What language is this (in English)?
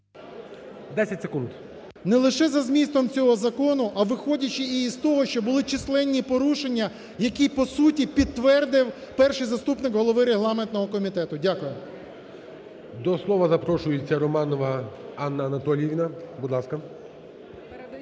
Ukrainian